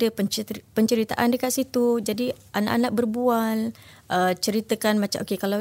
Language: Malay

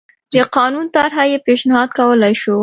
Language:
Pashto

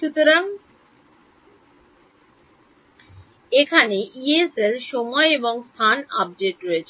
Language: Bangla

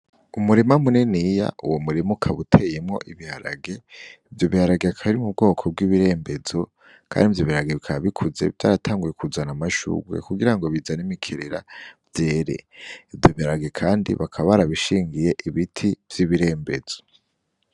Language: Rundi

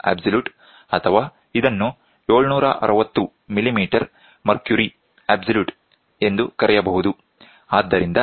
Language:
Kannada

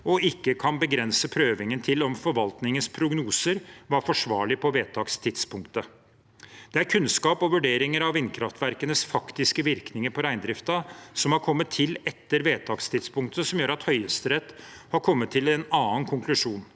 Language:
Norwegian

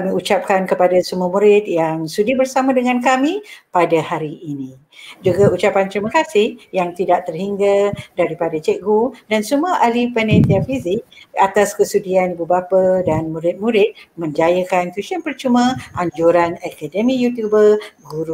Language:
Malay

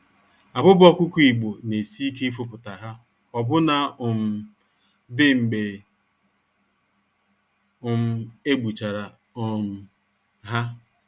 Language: Igbo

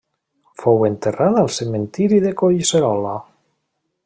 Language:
Catalan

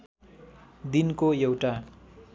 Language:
Nepali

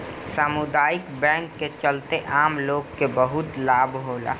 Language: Bhojpuri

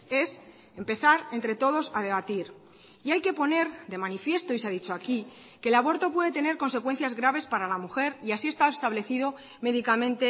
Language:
Spanish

